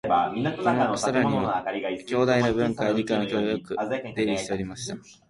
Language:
Japanese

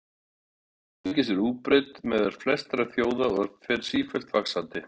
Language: Icelandic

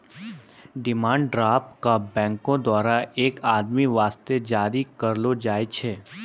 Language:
Maithili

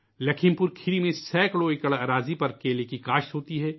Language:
Urdu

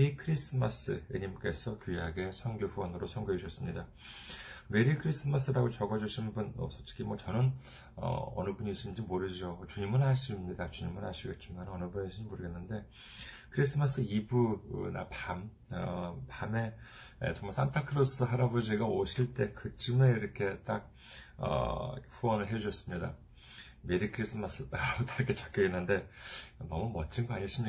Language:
Korean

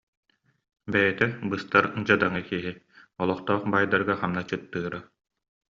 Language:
Yakut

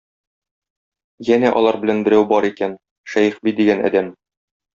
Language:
Tatar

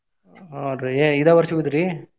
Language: Kannada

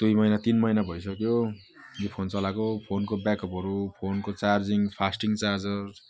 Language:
Nepali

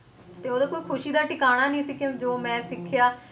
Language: Punjabi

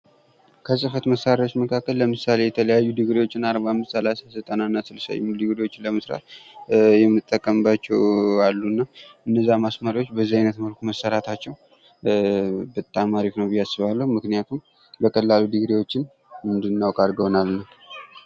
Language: Amharic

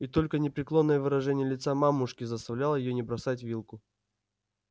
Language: Russian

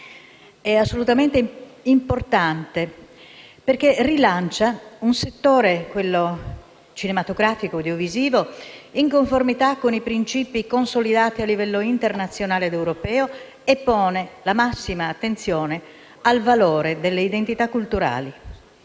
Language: Italian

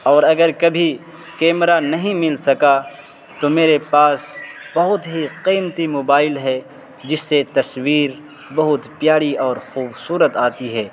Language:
Urdu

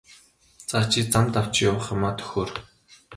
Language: Mongolian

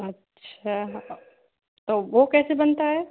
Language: Hindi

